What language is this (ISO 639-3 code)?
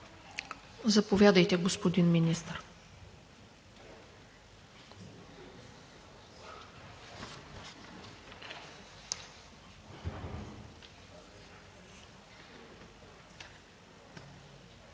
bul